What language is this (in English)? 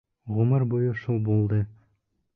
Bashkir